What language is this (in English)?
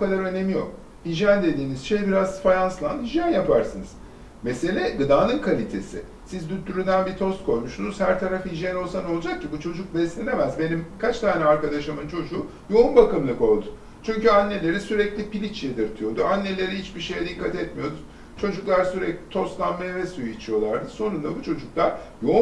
Turkish